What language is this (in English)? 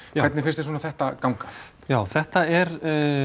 Icelandic